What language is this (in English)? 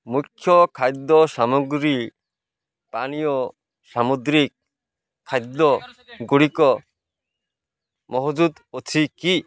Odia